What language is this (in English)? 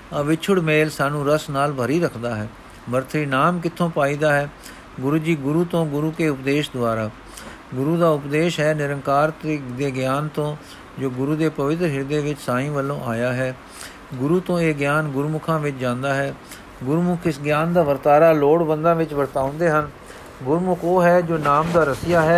Punjabi